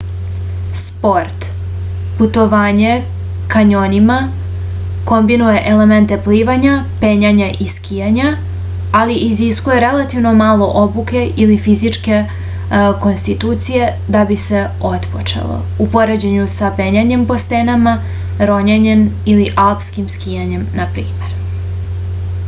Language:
Serbian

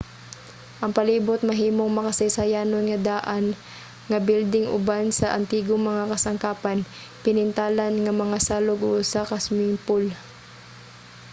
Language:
Cebuano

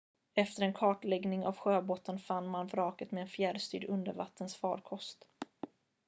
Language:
Swedish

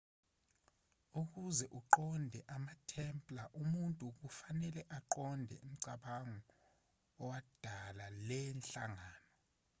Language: Zulu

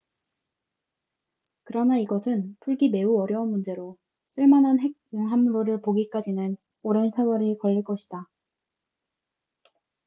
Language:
Korean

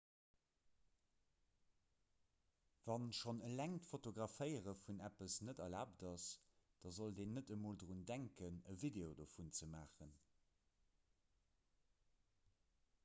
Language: Luxembourgish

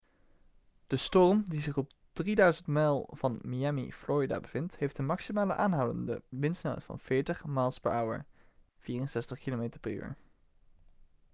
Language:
Dutch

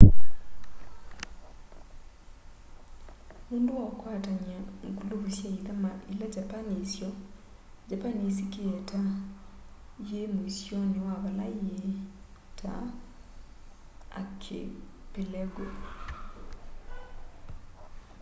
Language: Kamba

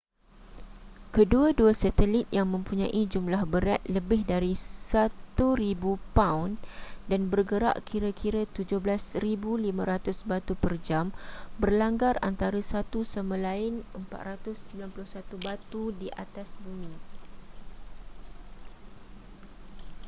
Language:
Malay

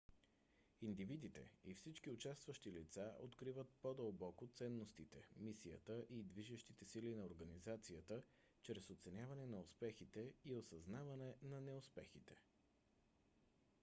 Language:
Bulgarian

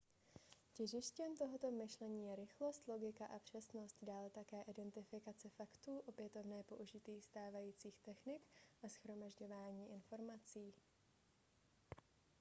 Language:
Czech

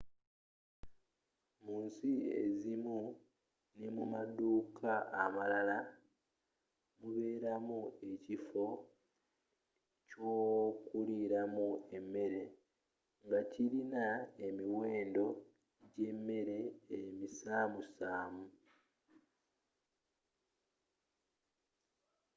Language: Ganda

